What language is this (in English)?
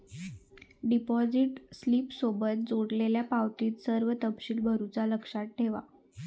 Marathi